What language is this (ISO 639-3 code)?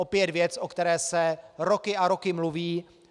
ces